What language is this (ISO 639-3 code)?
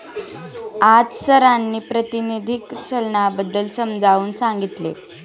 mar